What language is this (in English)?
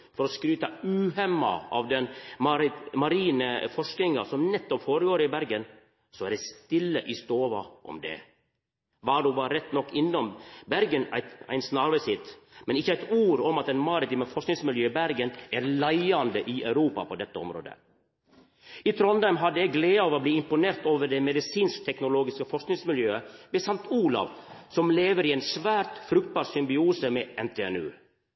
Norwegian Nynorsk